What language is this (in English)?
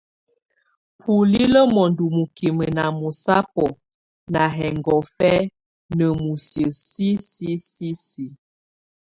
Tunen